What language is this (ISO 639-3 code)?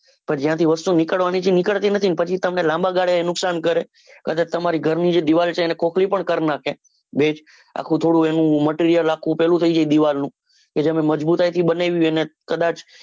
guj